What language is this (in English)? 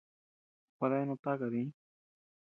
Tepeuxila Cuicatec